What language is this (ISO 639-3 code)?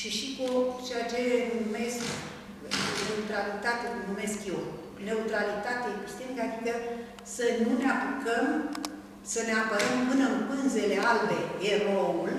ron